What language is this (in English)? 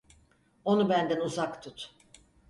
Turkish